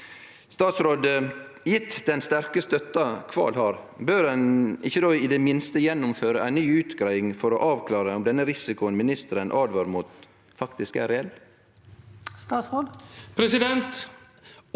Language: Norwegian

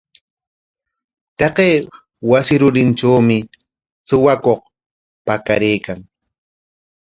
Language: Corongo Ancash Quechua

